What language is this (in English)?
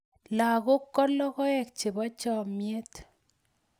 Kalenjin